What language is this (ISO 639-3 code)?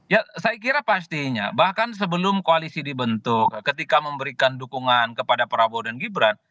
ind